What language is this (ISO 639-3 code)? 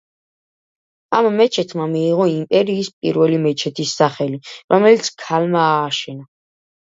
kat